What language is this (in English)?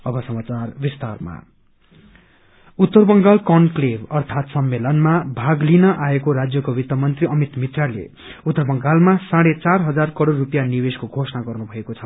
Nepali